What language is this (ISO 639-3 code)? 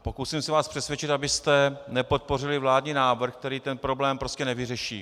ces